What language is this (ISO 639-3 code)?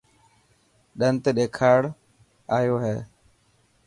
mki